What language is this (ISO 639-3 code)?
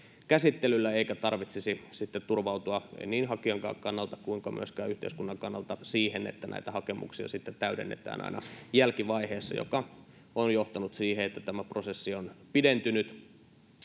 fin